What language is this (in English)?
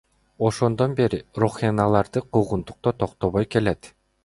Kyrgyz